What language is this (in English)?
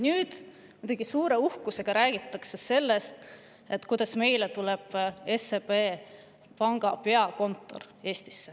Estonian